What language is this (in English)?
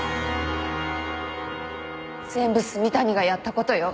Japanese